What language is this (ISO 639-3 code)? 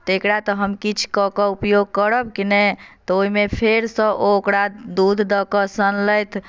mai